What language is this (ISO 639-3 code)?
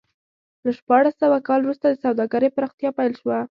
pus